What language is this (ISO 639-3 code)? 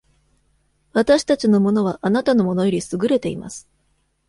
jpn